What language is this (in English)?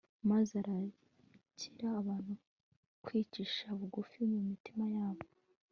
Kinyarwanda